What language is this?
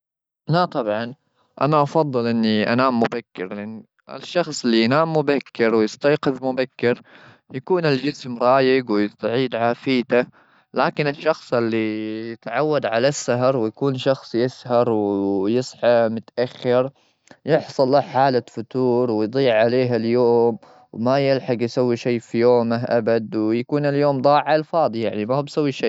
Gulf Arabic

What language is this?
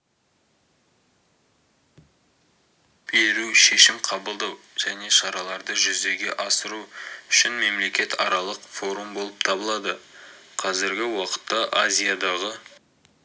Kazakh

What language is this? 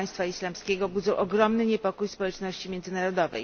Polish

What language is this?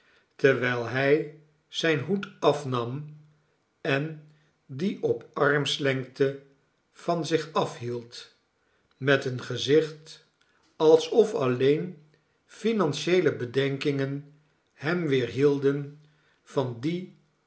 Dutch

